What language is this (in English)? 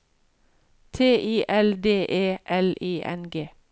Norwegian